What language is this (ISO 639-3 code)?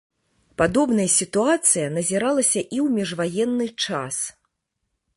bel